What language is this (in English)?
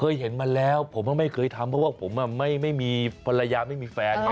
Thai